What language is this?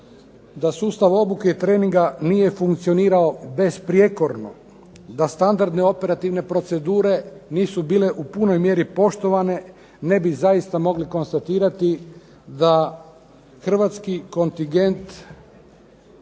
Croatian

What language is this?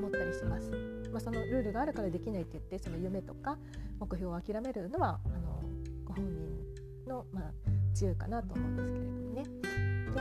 Japanese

